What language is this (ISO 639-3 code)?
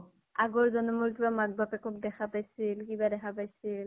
asm